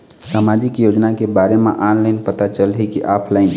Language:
Chhattisgarhi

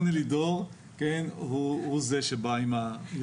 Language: Hebrew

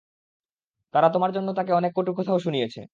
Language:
Bangla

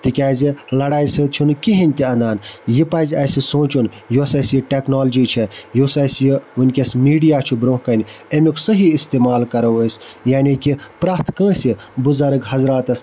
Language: Kashmiri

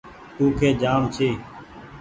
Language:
Goaria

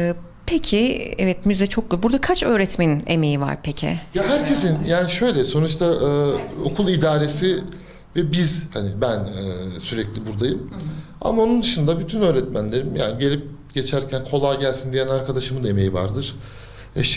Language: Turkish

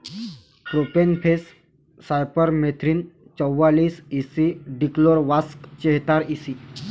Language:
Marathi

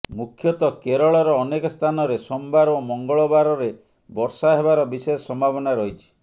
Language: Odia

